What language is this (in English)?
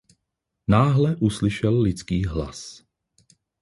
Czech